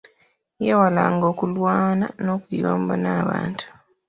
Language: Ganda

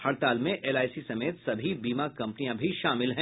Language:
Hindi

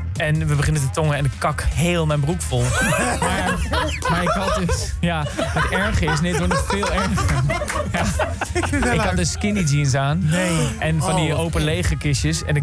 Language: Dutch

